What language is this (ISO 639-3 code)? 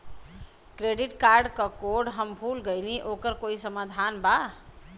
bho